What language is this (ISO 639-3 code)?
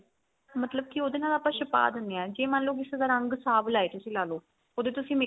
pan